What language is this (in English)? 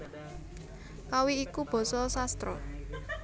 Javanese